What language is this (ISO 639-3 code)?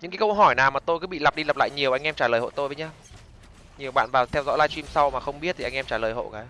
vie